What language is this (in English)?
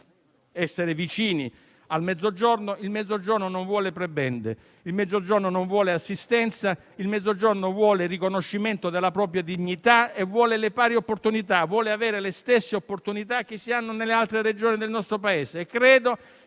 Italian